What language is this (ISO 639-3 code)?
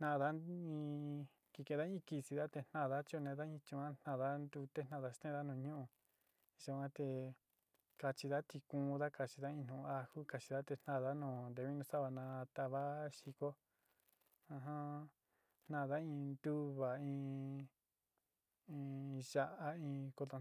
xti